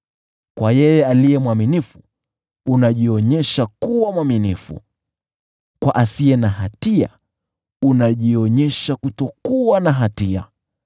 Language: Swahili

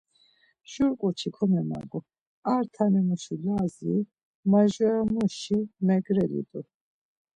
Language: Laz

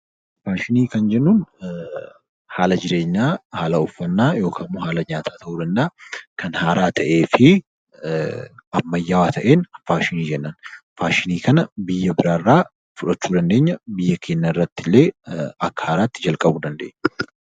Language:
Oromo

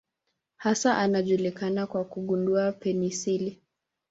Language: Swahili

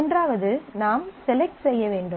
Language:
Tamil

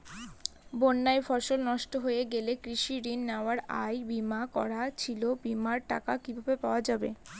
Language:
Bangla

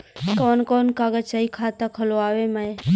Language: Bhojpuri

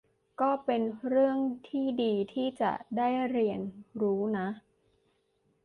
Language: Thai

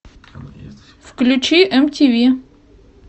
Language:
Russian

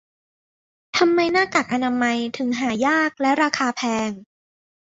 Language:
Thai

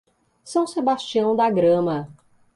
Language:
Portuguese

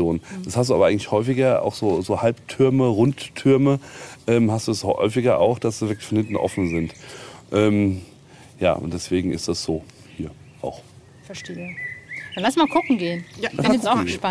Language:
German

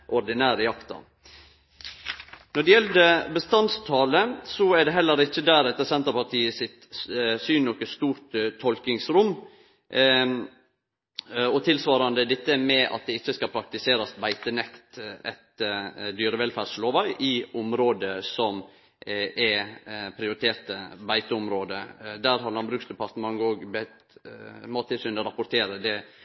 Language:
Norwegian Nynorsk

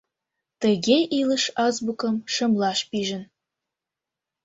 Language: Mari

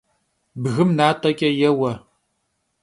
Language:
Kabardian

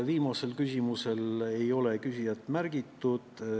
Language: Estonian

